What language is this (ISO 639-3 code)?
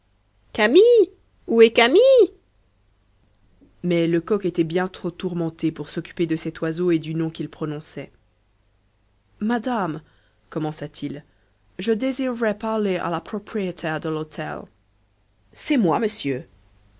fra